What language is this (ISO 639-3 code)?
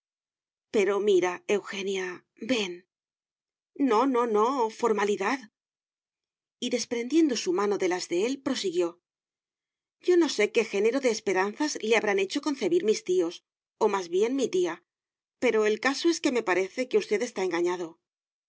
spa